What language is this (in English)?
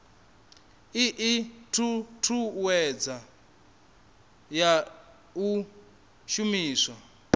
Venda